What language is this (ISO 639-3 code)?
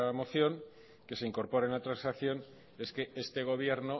spa